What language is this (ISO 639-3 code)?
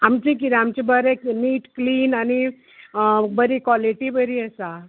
kok